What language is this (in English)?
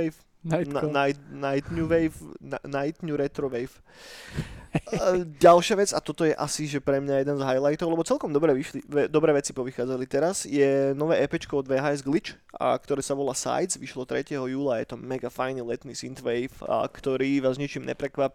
Slovak